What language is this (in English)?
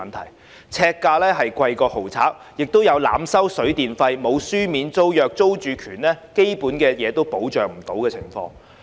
Cantonese